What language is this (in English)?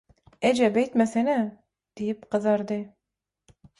Turkmen